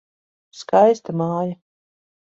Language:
Latvian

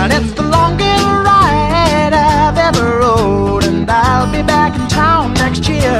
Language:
English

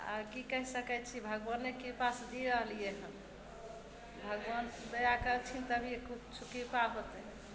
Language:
Maithili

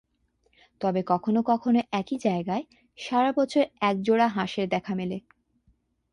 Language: Bangla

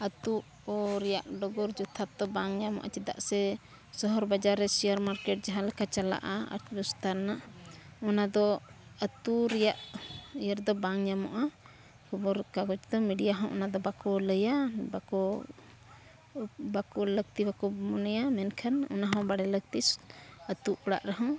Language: Santali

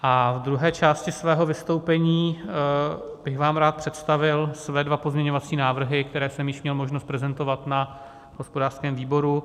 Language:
Czech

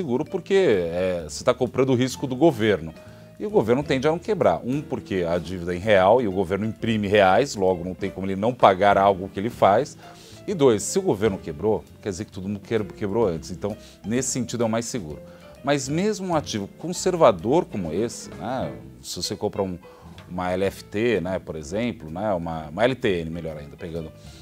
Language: Portuguese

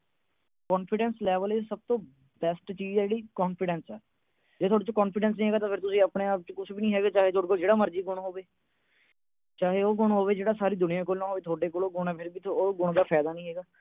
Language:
Punjabi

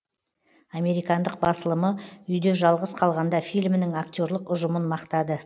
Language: Kazakh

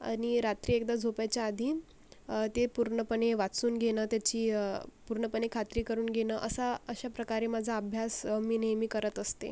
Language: Marathi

